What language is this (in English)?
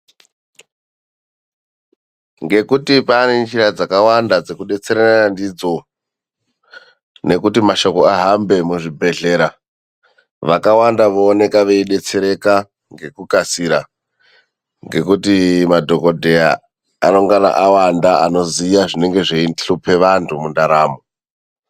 Ndau